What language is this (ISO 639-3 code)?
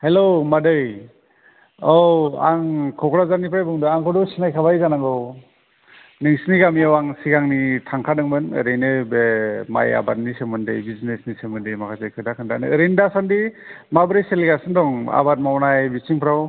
brx